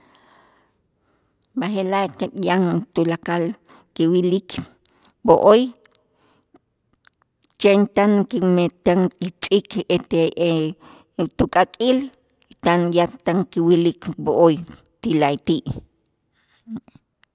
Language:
Itzá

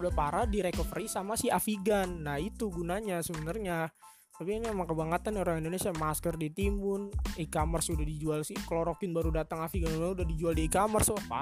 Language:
Indonesian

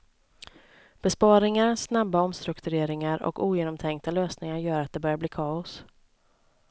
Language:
Swedish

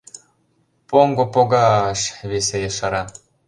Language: Mari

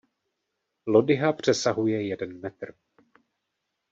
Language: Czech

